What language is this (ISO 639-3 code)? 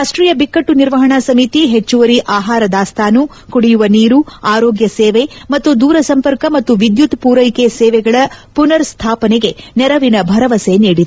kan